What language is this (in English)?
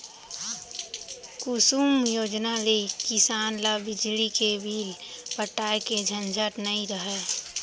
Chhattisgarhi